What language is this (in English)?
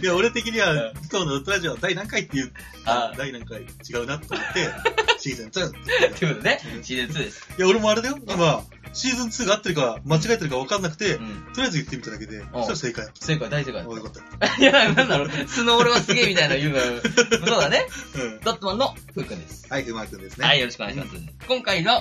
Japanese